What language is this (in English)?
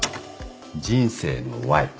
Japanese